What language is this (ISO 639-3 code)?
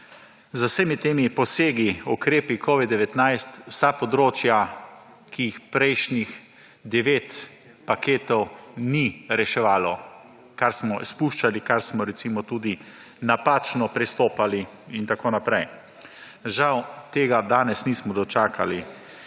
slv